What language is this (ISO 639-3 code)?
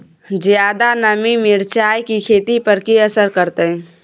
mai